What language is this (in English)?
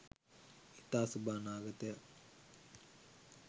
Sinhala